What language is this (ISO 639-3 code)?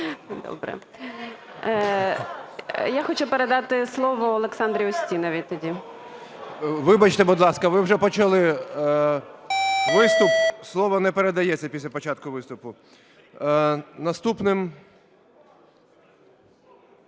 ukr